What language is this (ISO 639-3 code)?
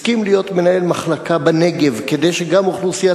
heb